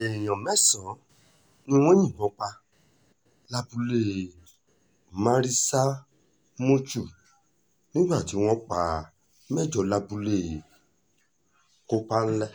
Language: Yoruba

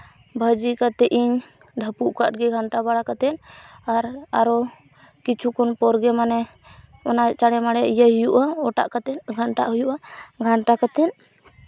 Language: Santali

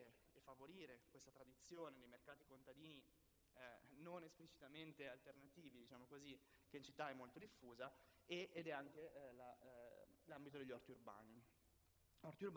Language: Italian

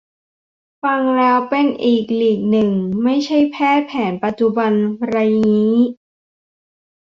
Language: Thai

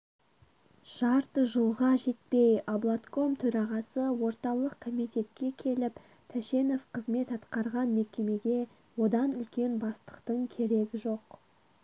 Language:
Kazakh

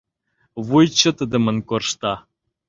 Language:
Mari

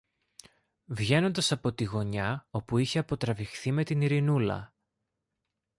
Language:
Greek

